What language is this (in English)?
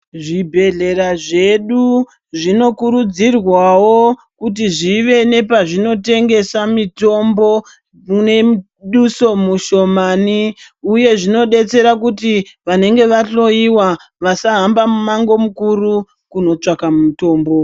Ndau